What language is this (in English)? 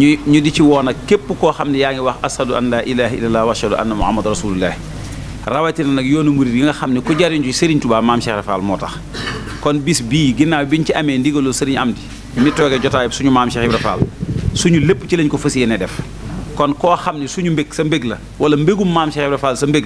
Indonesian